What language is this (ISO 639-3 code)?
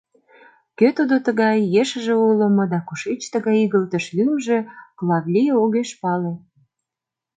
chm